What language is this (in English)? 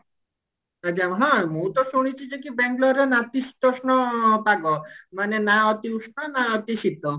Odia